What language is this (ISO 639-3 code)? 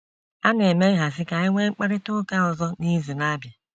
ibo